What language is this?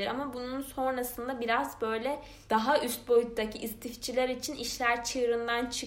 Turkish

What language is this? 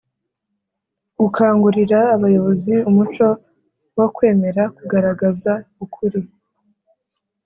Kinyarwanda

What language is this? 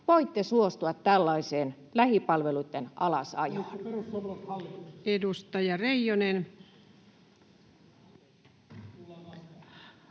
Finnish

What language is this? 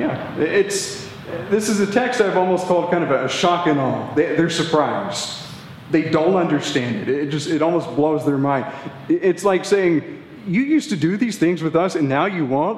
English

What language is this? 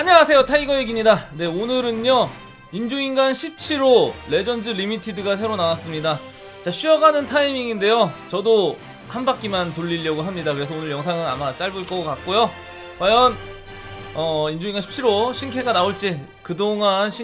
Korean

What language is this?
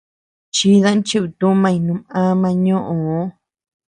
Tepeuxila Cuicatec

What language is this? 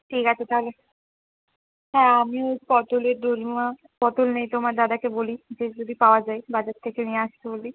Bangla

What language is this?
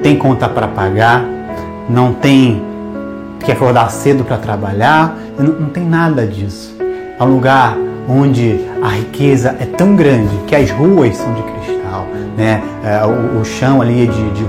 Portuguese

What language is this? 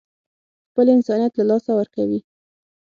Pashto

